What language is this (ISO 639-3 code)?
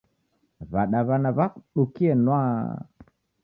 dav